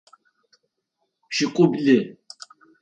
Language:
Adyghe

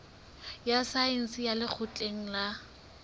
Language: Southern Sotho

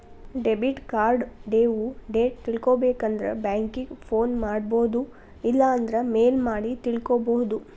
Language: Kannada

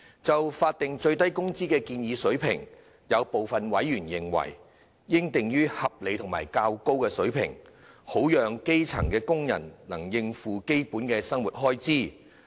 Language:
Cantonese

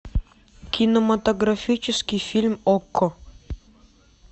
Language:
Russian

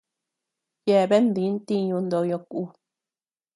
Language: Tepeuxila Cuicatec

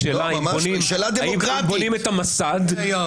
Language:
Hebrew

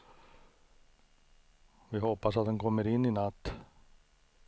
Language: Swedish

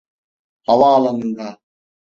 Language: Turkish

